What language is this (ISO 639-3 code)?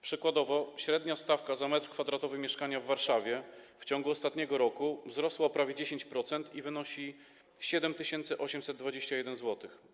pol